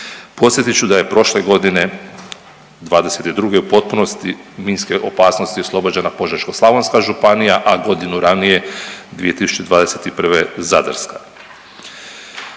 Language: Croatian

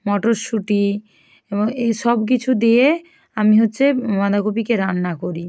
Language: Bangla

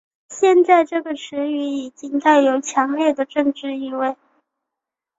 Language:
Chinese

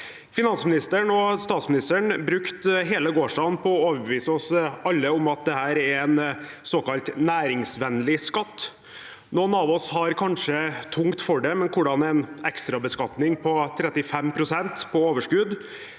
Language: Norwegian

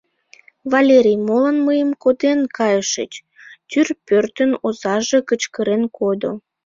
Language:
Mari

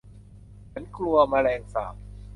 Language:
Thai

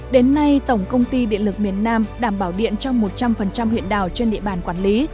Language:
Vietnamese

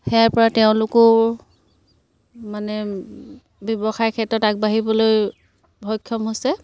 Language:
Assamese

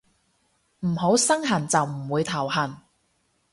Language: Cantonese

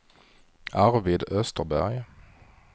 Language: Swedish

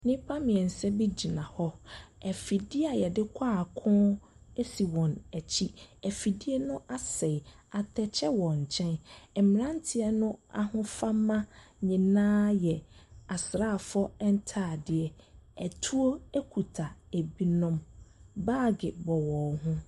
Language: Akan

